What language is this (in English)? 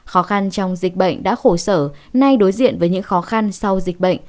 Vietnamese